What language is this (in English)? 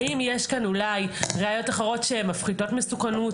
Hebrew